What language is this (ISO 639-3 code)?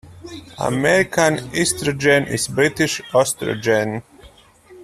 eng